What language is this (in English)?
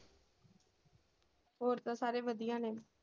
Punjabi